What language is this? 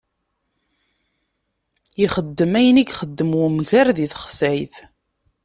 Kabyle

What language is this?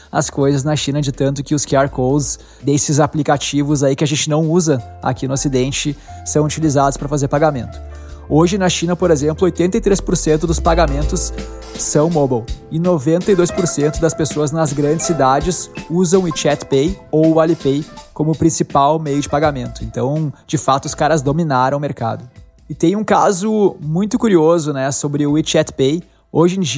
Portuguese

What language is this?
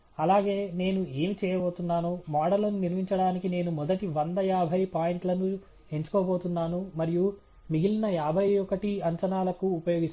Telugu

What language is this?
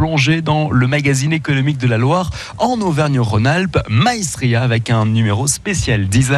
French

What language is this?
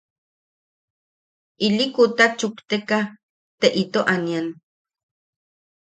Yaqui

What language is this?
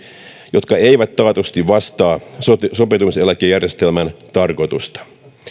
Finnish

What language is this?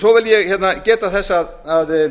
Icelandic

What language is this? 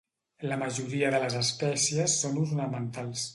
Catalan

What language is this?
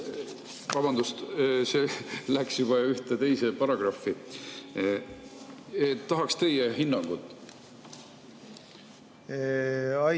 Estonian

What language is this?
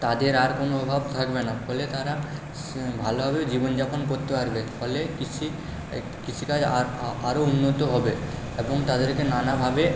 Bangla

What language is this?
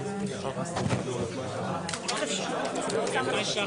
Hebrew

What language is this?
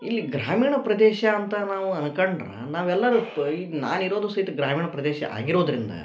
Kannada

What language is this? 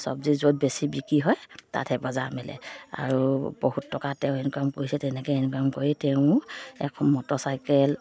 Assamese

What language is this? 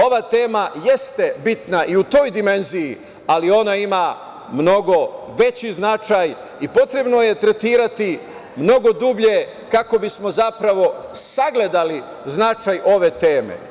Serbian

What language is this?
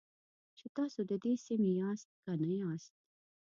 Pashto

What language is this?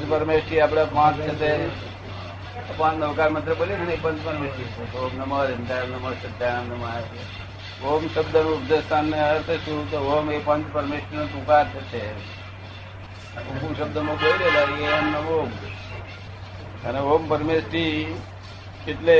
Gujarati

